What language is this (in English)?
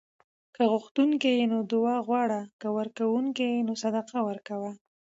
Pashto